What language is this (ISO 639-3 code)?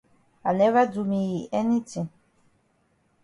wes